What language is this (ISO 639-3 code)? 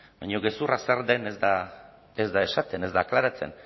eus